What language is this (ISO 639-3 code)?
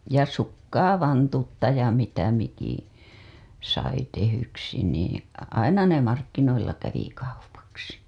fin